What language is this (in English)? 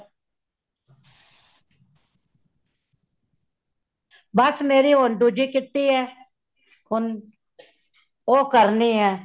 Punjabi